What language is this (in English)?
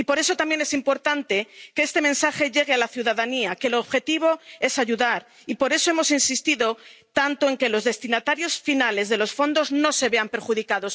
Spanish